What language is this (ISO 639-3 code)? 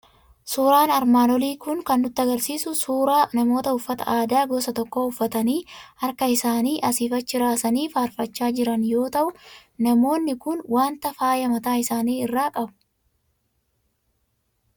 orm